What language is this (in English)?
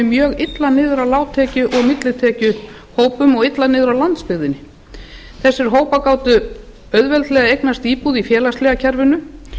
Icelandic